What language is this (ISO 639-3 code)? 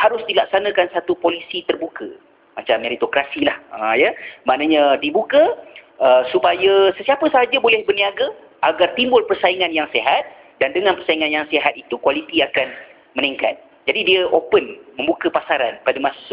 msa